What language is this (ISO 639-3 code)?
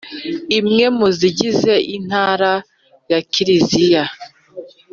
kin